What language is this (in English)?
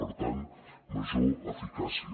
Catalan